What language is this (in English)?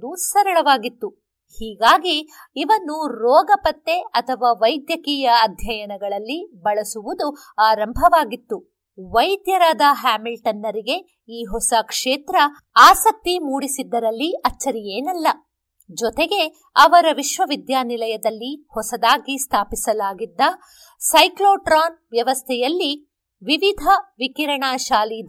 Kannada